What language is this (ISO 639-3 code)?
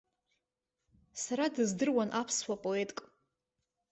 abk